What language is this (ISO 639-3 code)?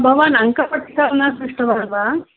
san